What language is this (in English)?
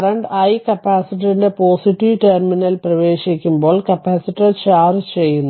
Malayalam